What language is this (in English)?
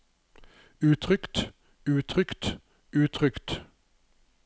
Norwegian